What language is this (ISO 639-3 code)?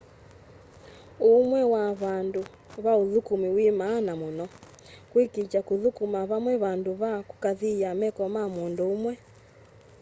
kam